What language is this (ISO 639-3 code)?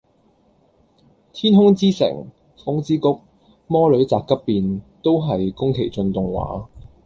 yue